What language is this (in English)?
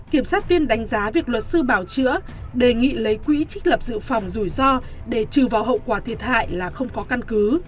Vietnamese